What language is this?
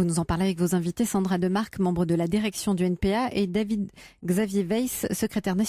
French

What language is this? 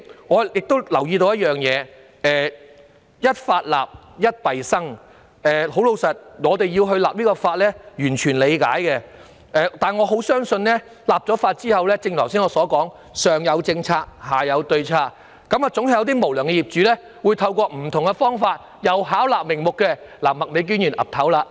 Cantonese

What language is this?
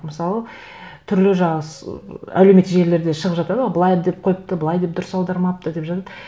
Kazakh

